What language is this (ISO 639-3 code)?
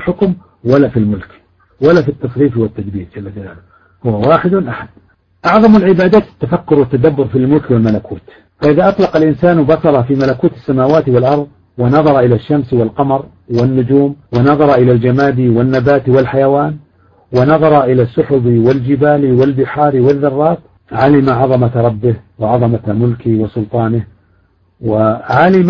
ara